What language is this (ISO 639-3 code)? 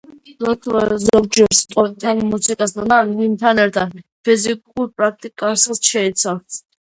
kat